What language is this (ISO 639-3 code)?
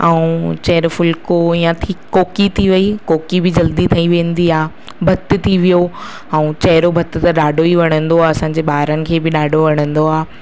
snd